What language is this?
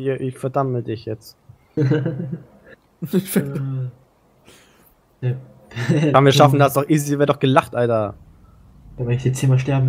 German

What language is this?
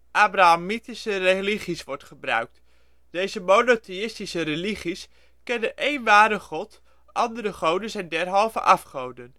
Dutch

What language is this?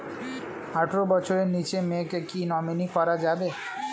Bangla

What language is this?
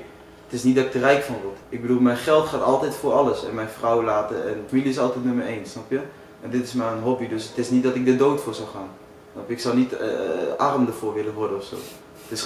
Dutch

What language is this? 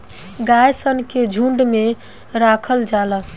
Bhojpuri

